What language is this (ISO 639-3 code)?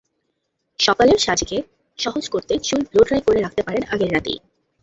ben